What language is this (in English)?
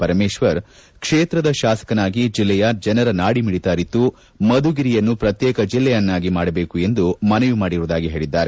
Kannada